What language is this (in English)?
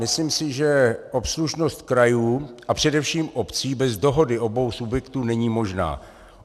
Czech